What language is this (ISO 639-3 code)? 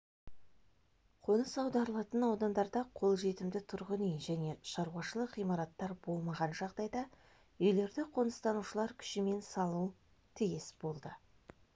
kaz